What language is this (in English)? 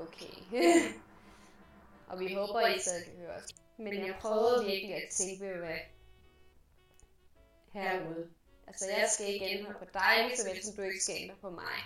Danish